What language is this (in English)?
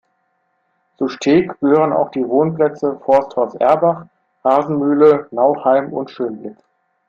German